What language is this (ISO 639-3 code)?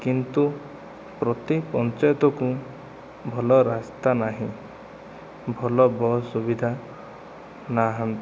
ori